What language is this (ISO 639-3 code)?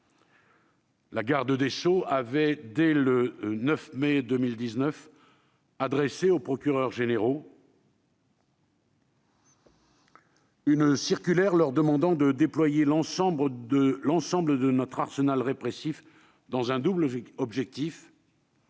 fra